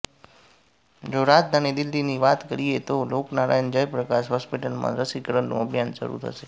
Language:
Gujarati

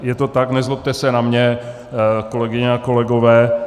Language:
Czech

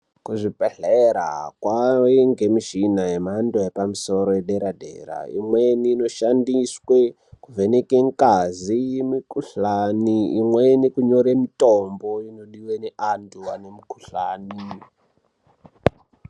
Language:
Ndau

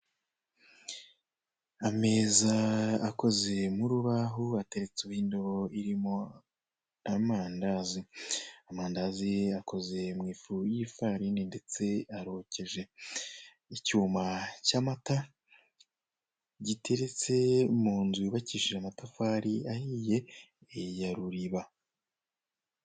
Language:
Kinyarwanda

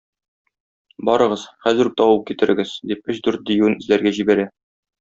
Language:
Tatar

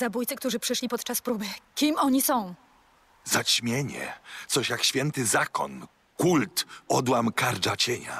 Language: Polish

